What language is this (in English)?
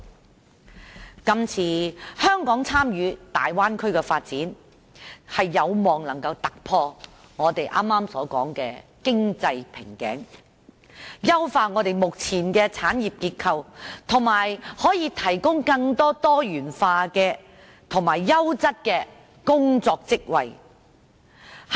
Cantonese